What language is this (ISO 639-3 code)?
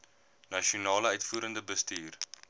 afr